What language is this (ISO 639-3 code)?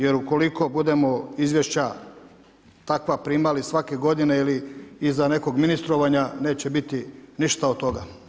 hrv